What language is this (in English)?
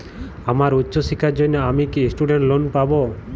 Bangla